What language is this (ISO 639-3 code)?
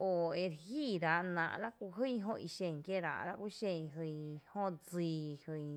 cte